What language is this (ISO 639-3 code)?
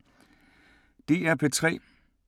dan